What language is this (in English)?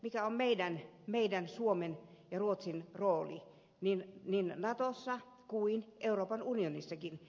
Finnish